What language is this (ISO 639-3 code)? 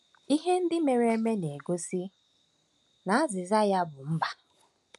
ibo